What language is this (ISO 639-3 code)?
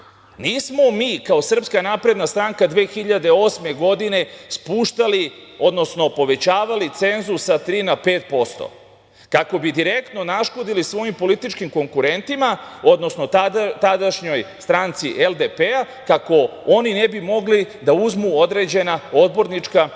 srp